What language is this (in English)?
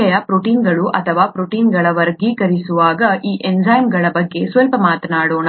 Kannada